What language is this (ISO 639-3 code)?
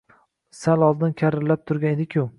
uzb